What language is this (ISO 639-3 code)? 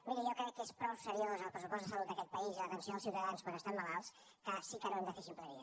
cat